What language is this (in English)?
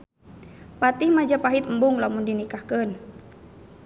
Sundanese